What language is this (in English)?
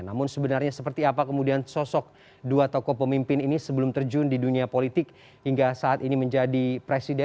Indonesian